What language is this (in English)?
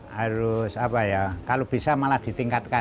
Indonesian